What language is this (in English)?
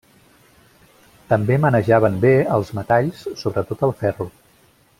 Catalan